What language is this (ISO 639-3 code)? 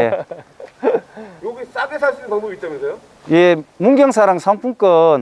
kor